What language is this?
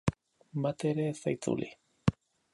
Basque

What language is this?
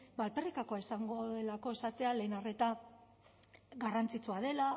Basque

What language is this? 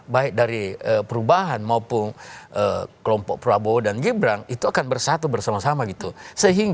Indonesian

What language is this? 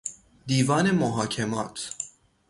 Persian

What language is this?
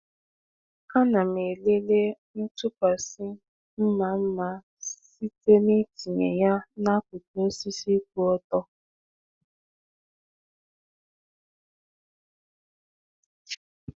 Igbo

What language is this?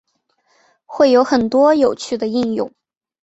Chinese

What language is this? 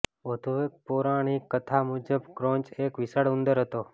Gujarati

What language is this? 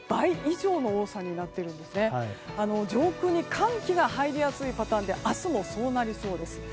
Japanese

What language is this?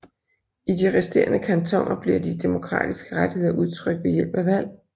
Danish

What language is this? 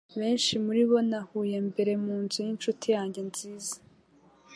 Kinyarwanda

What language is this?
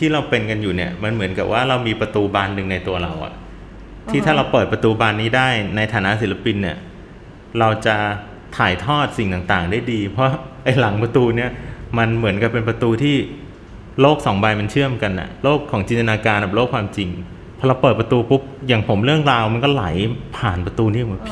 Thai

